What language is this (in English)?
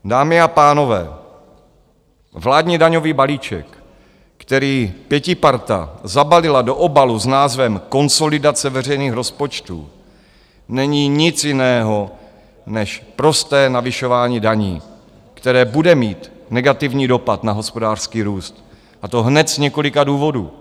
Czech